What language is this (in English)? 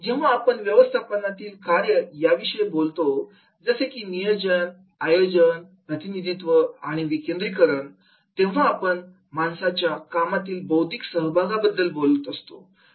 Marathi